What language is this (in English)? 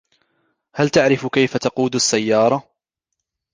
Arabic